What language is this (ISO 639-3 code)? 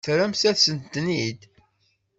kab